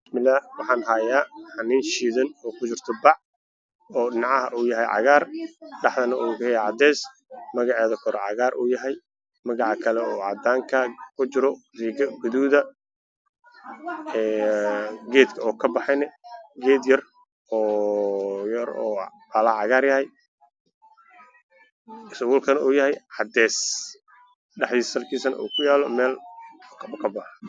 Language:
Somali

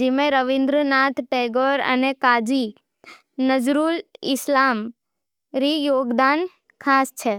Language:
Nimadi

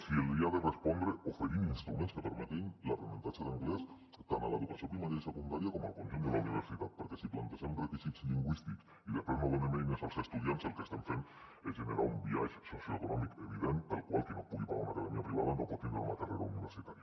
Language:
Catalan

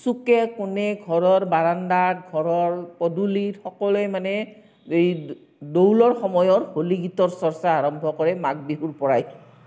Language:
Assamese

